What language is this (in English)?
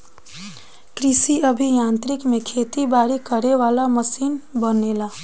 Bhojpuri